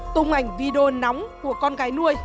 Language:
Vietnamese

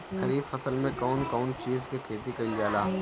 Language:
Bhojpuri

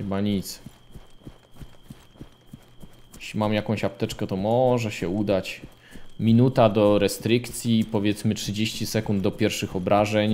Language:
Polish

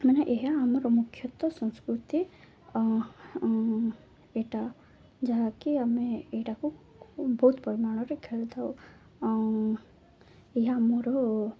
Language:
Odia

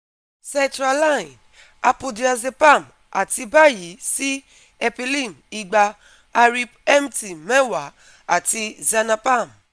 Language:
Yoruba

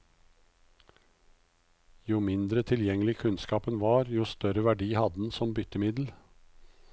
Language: Norwegian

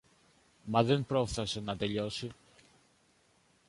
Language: Greek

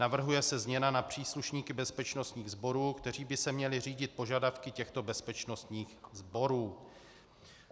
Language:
Czech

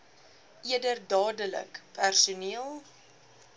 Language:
Afrikaans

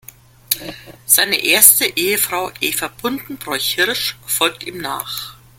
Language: German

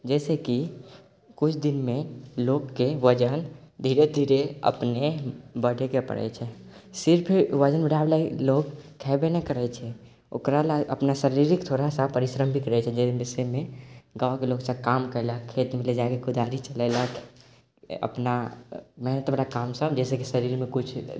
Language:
Maithili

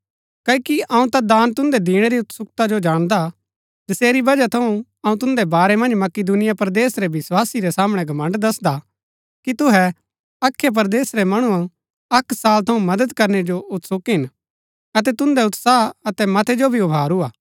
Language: Gaddi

